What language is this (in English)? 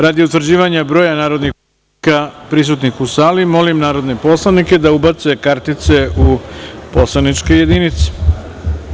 Serbian